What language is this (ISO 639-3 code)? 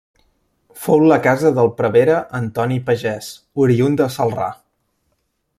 cat